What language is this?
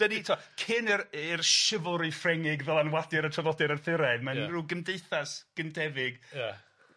Welsh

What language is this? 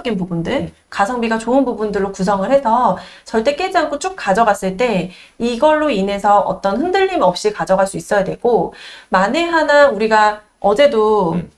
Korean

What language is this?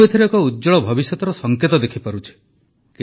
Odia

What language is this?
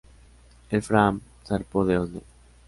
Spanish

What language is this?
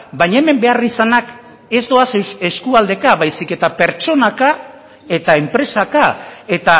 Basque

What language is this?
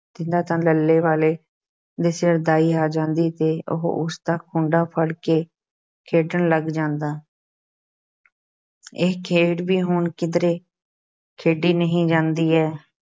Punjabi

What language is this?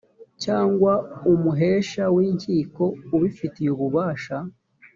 Kinyarwanda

